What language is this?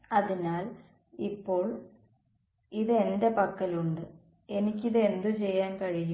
Malayalam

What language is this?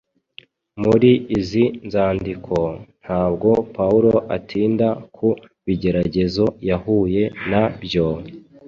Kinyarwanda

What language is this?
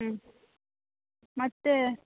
Kannada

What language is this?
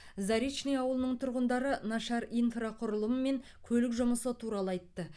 Kazakh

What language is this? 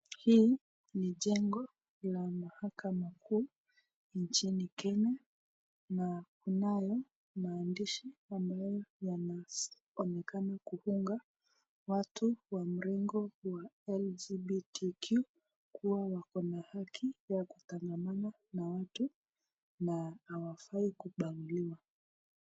Swahili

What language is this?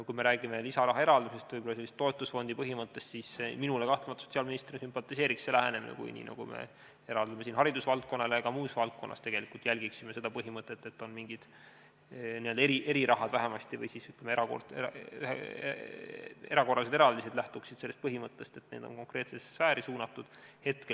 Estonian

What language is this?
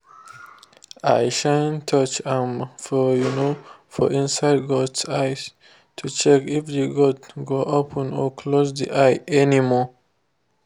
Nigerian Pidgin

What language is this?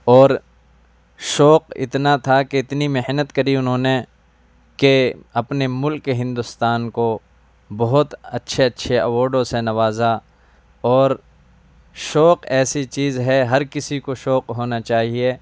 Urdu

